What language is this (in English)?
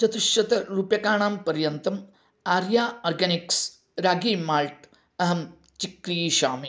Sanskrit